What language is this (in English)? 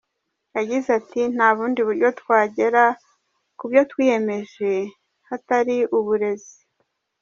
Kinyarwanda